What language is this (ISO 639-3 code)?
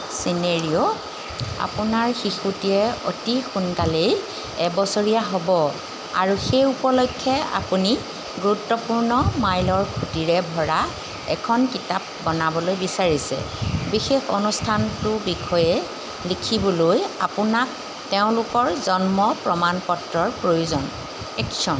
asm